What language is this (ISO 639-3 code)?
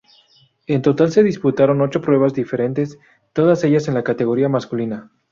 spa